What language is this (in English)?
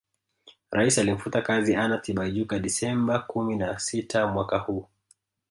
Swahili